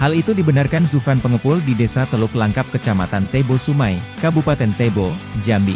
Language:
Indonesian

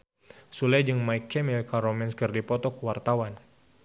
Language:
Sundanese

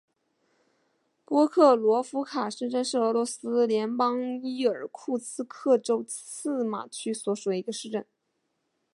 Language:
Chinese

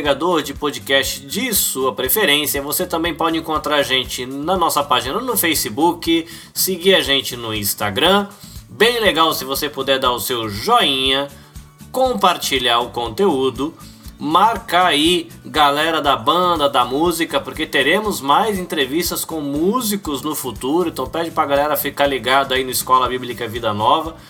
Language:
Portuguese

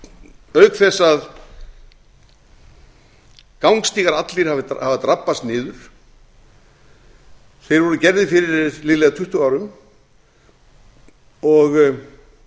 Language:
Icelandic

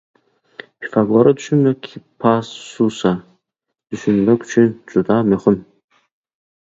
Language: Turkmen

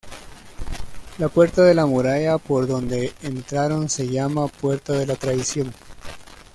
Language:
Spanish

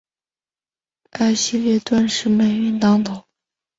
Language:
Chinese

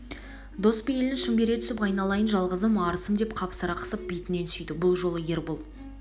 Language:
Kazakh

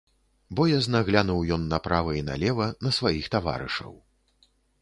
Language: Belarusian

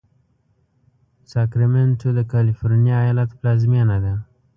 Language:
Pashto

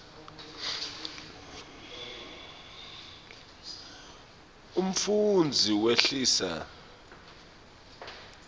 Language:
Swati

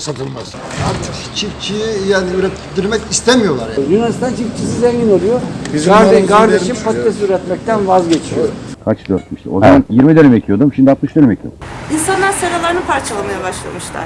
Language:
Turkish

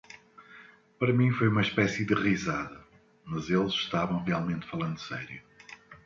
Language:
Portuguese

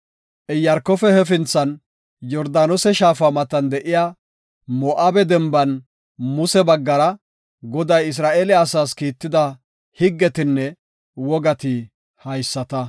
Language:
Gofa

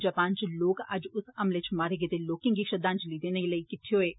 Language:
Dogri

